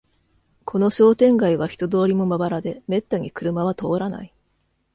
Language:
Japanese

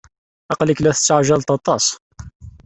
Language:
Kabyle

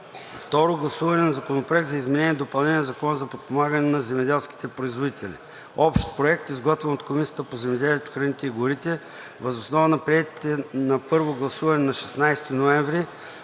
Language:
Bulgarian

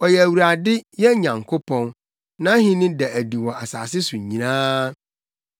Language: Akan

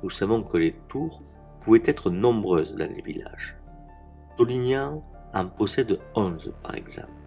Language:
French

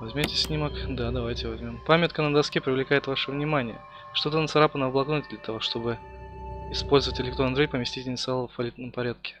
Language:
Russian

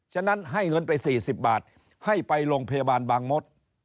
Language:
Thai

